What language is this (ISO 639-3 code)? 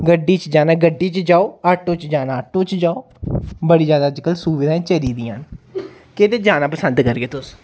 doi